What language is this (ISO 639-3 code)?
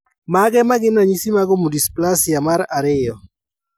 luo